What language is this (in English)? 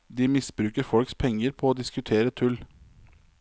Norwegian